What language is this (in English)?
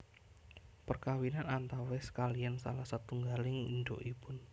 Javanese